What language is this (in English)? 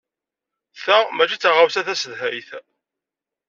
Kabyle